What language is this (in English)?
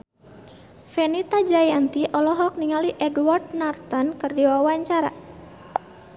Sundanese